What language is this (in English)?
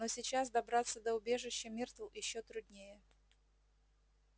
Russian